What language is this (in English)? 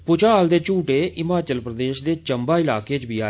Dogri